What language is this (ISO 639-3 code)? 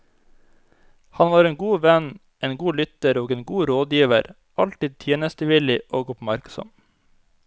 nor